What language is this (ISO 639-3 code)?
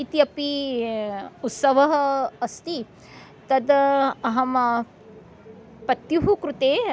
san